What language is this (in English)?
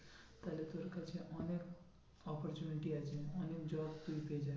Bangla